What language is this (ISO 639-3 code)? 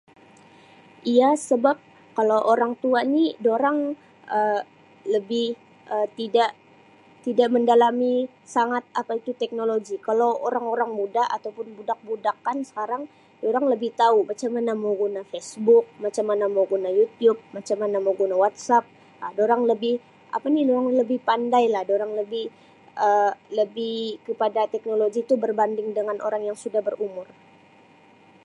msi